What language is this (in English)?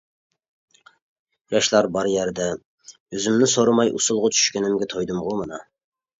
Uyghur